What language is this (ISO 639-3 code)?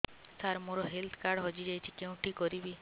ori